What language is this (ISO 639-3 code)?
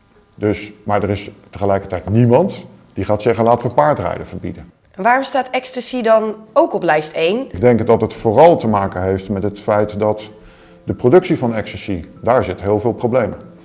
nld